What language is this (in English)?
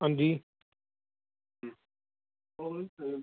Dogri